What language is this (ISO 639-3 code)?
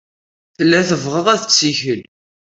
kab